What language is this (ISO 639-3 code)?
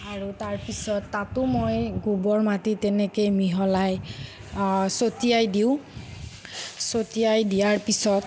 asm